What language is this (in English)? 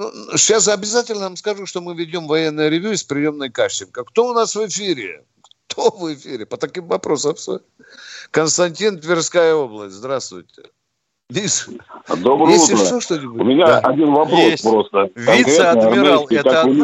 Russian